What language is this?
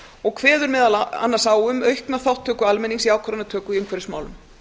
Icelandic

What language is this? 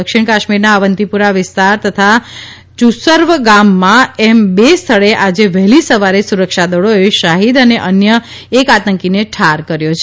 Gujarati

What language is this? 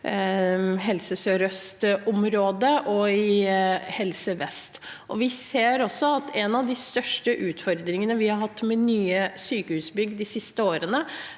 Norwegian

